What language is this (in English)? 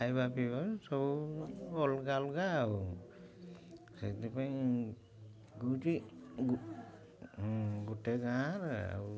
Odia